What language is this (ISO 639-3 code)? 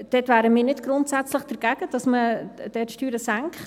gsw